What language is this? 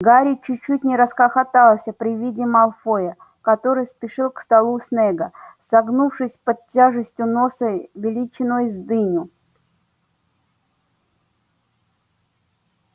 Russian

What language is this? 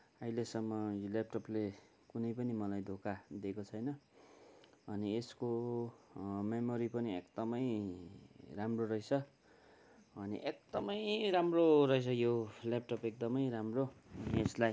Nepali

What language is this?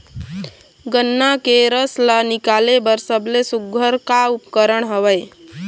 Chhattisgarhi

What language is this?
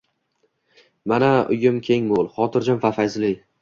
Uzbek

